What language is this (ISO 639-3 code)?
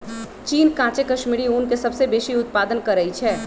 mag